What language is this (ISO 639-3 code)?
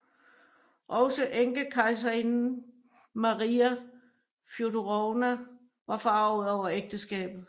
dan